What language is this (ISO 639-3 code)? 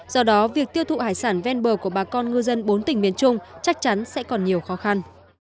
vie